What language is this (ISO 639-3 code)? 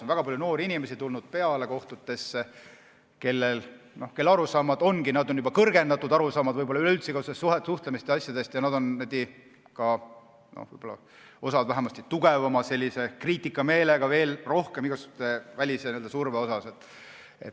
est